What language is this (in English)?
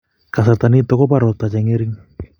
Kalenjin